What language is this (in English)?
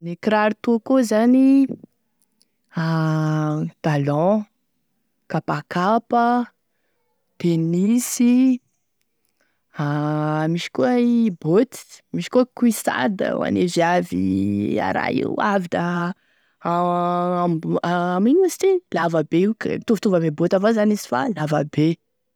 Tesaka Malagasy